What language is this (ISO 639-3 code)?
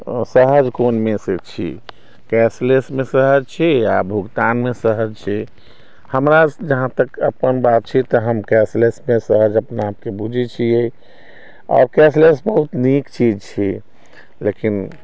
mai